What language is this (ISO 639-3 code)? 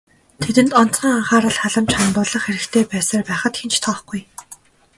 mon